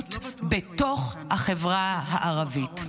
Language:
Hebrew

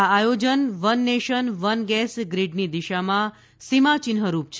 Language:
Gujarati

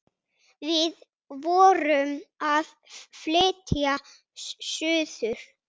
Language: Icelandic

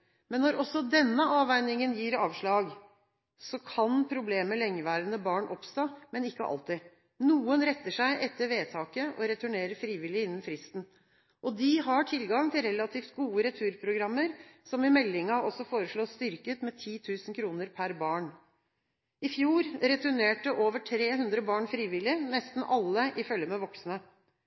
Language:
Norwegian Bokmål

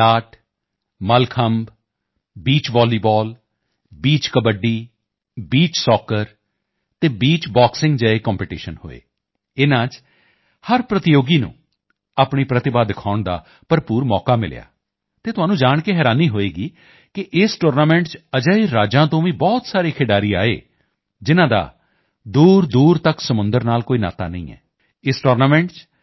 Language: Punjabi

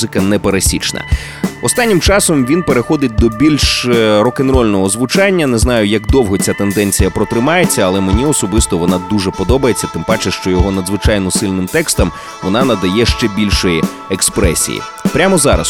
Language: Ukrainian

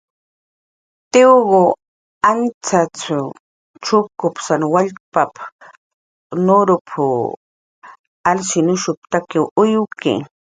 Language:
Jaqaru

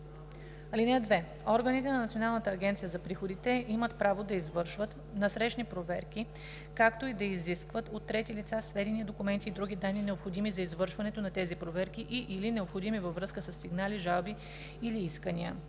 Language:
Bulgarian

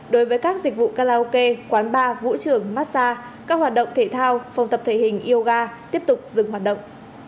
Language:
Vietnamese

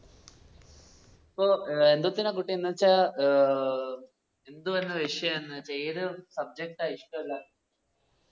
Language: Malayalam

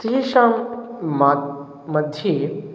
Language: Sanskrit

